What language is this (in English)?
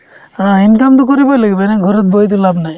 Assamese